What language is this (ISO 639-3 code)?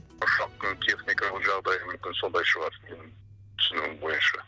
kaz